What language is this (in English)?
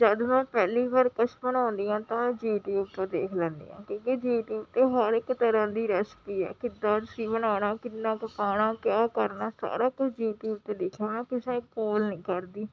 Punjabi